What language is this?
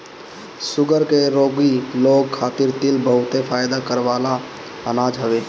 Bhojpuri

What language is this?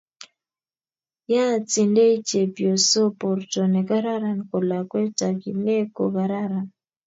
Kalenjin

